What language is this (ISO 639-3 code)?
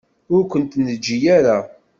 kab